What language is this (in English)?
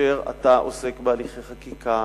Hebrew